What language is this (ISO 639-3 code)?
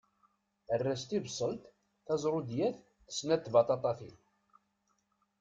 kab